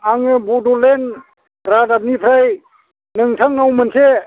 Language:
Bodo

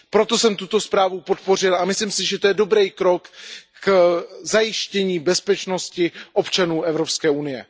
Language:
Czech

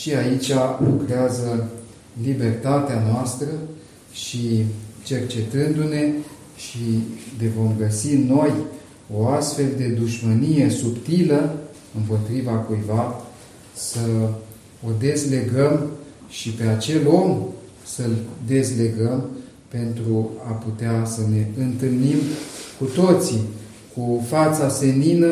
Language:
Romanian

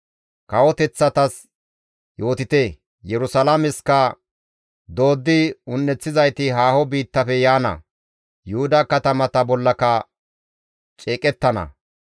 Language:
Gamo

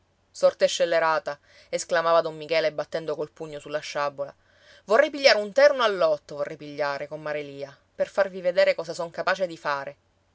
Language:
Italian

